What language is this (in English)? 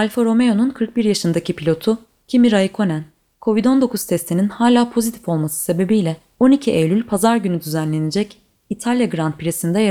Turkish